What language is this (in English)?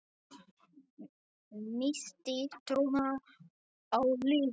Icelandic